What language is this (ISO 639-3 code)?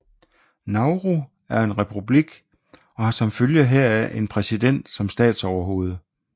dan